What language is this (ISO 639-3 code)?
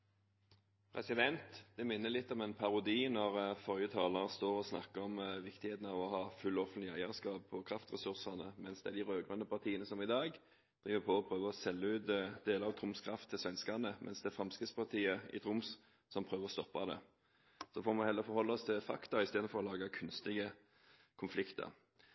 nor